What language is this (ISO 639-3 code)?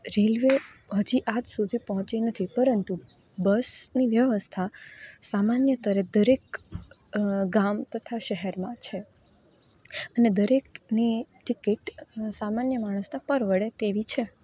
guj